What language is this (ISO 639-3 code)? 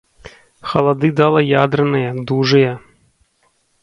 bel